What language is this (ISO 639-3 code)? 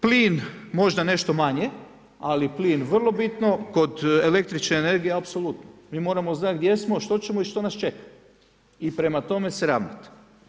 hrv